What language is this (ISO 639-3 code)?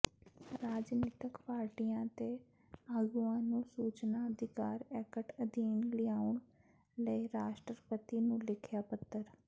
pan